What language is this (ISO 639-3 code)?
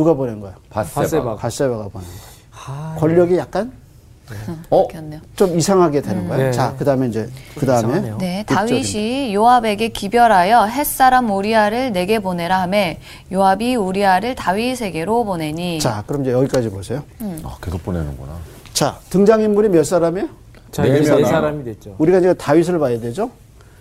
kor